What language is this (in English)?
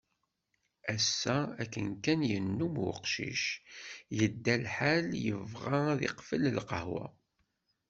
Kabyle